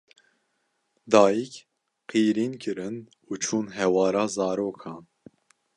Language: Kurdish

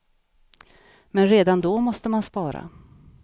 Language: Swedish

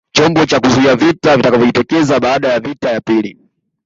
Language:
Swahili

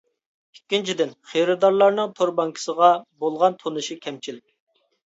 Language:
Uyghur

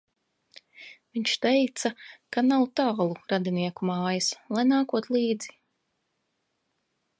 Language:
Latvian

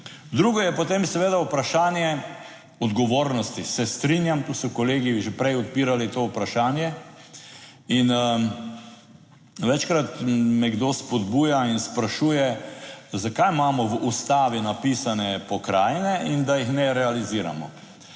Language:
Slovenian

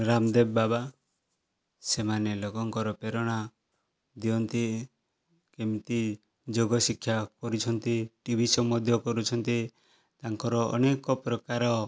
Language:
Odia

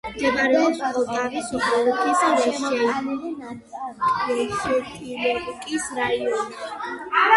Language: Georgian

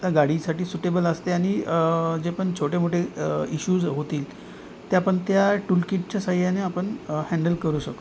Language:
Marathi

